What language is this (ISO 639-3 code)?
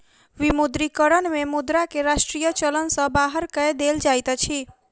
mai